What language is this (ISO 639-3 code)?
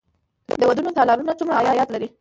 pus